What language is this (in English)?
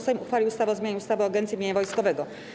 Polish